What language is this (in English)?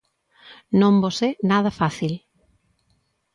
Galician